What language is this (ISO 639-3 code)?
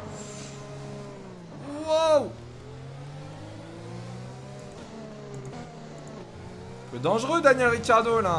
fra